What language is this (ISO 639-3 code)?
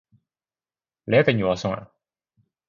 yue